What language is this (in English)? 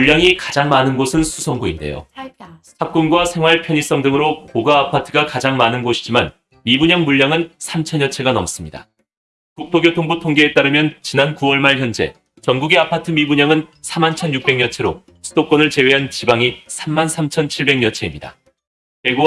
Korean